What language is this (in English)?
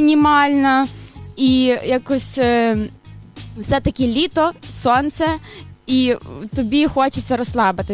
Ukrainian